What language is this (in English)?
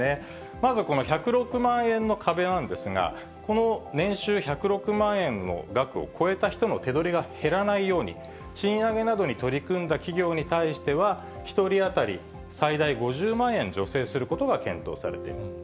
Japanese